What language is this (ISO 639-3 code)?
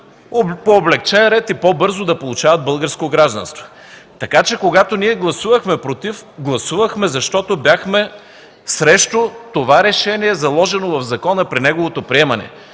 bul